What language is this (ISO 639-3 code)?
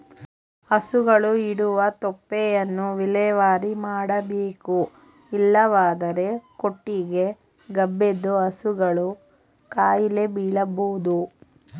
kan